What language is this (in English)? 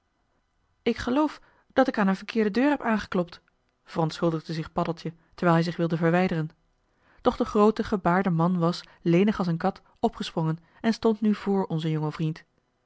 Dutch